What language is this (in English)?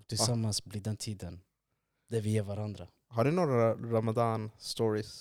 Swedish